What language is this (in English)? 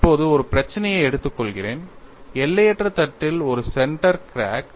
Tamil